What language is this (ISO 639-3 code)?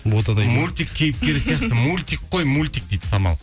kaz